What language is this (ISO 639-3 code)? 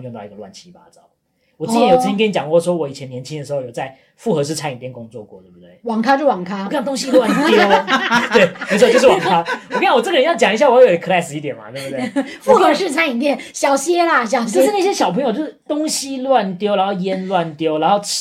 zho